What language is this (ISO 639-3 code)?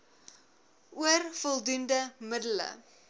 afr